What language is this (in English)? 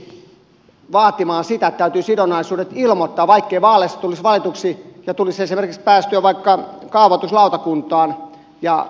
Finnish